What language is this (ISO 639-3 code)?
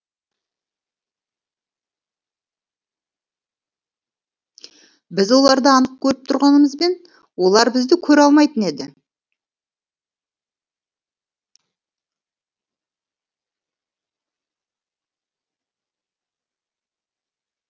kaz